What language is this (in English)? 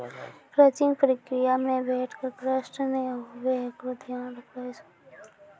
Maithili